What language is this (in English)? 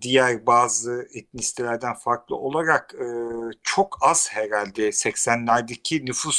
Turkish